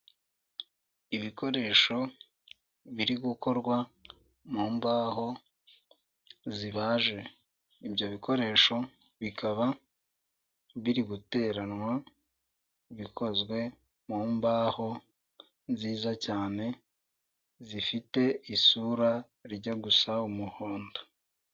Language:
Kinyarwanda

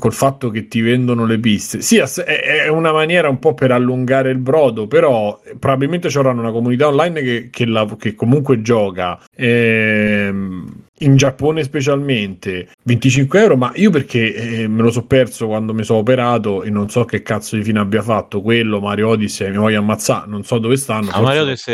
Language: Italian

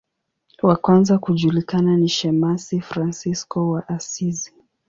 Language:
Swahili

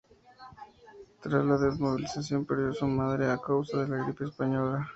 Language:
Spanish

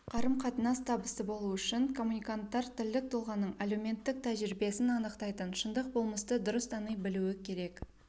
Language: Kazakh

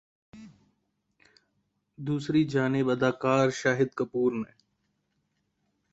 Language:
Urdu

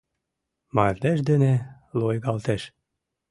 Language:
Mari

